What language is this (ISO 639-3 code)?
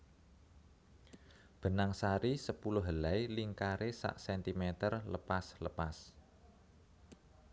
jav